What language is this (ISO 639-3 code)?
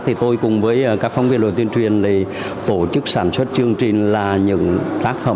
vie